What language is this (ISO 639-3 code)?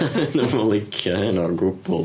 cym